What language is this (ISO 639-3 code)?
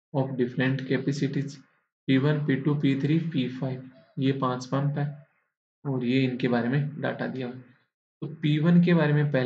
hin